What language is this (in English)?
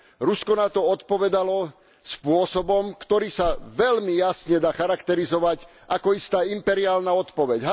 Slovak